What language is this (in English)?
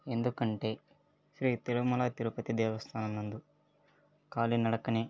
Telugu